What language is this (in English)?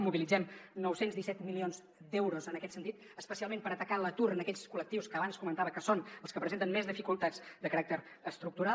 Catalan